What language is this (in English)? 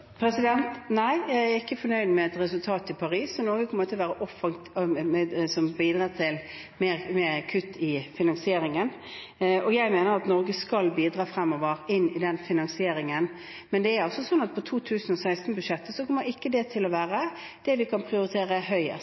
Norwegian Bokmål